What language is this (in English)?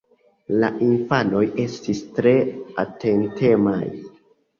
Esperanto